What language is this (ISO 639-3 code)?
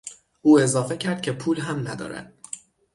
fas